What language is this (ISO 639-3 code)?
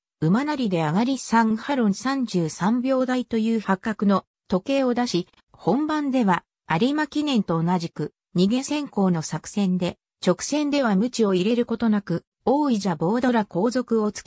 jpn